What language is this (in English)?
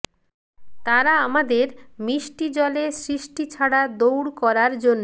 Bangla